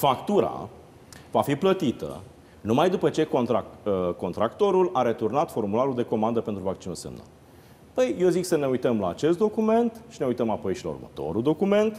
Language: Romanian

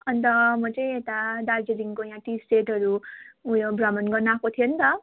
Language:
Nepali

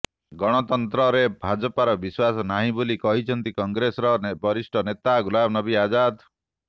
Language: Odia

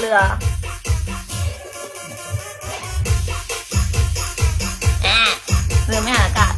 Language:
Thai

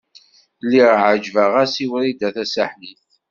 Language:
Kabyle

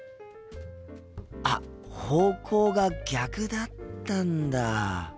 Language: Japanese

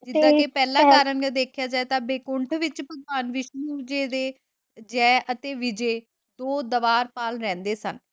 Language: Punjabi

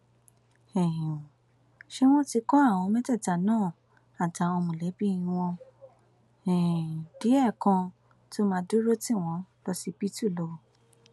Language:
Yoruba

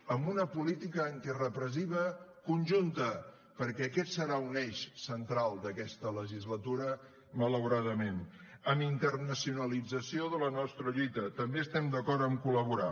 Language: Catalan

